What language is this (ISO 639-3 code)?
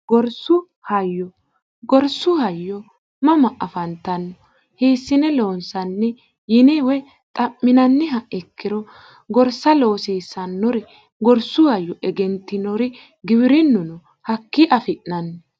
sid